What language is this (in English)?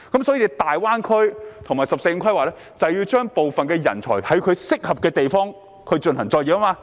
Cantonese